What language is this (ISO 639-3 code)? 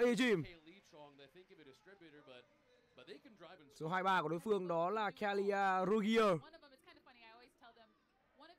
vie